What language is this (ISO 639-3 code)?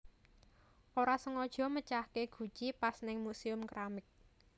jav